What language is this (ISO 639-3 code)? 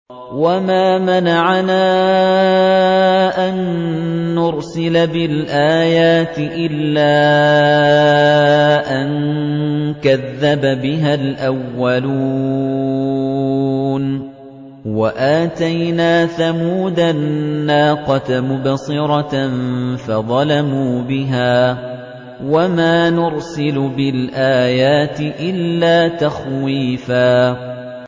ara